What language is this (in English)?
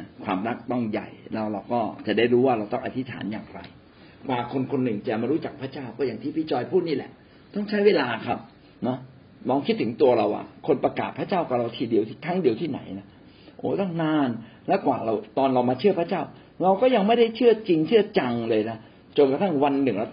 Thai